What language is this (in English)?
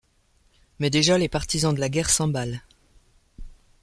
French